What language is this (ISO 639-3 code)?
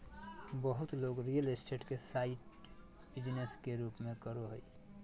mag